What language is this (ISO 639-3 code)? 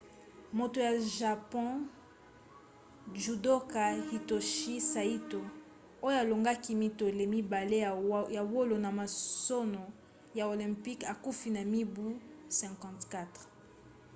lin